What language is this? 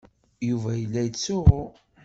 Kabyle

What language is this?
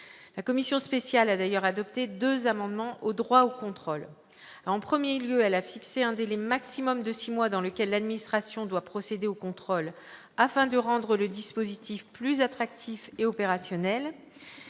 French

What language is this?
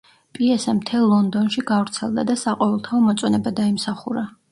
Georgian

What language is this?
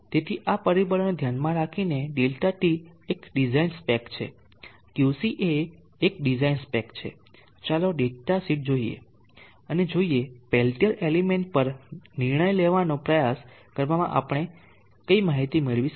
Gujarati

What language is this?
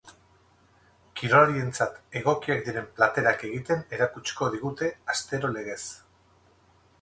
Basque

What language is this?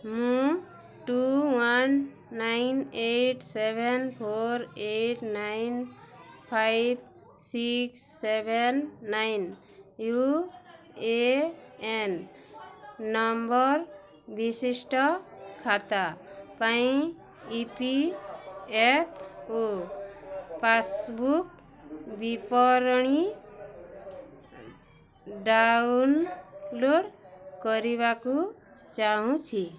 Odia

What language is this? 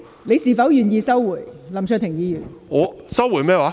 Cantonese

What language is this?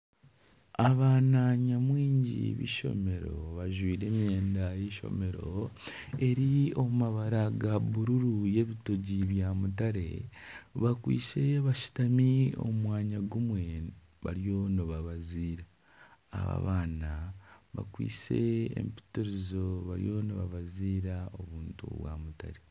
Nyankole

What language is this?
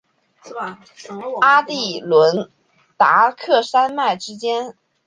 Chinese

